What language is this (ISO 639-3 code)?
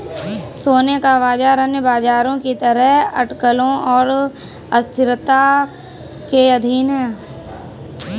hin